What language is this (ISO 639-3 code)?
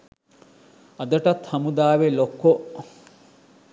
sin